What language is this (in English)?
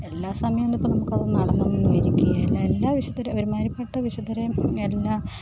Malayalam